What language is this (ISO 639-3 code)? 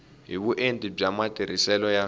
tso